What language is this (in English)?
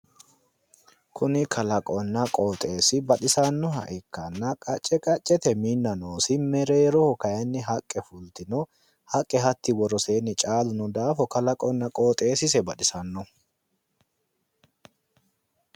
Sidamo